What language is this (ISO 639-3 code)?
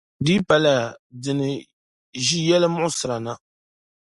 dag